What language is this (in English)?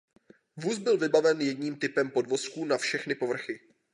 Czech